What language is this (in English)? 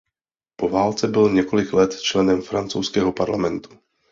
Czech